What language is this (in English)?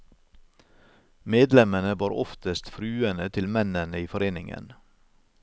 Norwegian